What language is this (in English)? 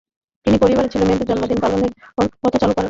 Bangla